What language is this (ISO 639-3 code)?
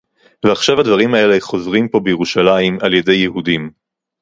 heb